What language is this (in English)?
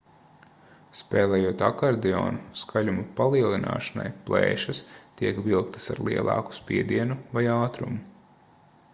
Latvian